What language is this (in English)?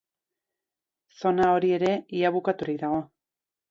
Basque